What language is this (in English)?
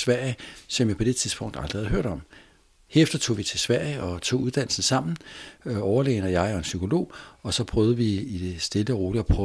Danish